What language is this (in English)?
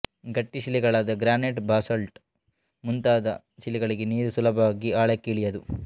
Kannada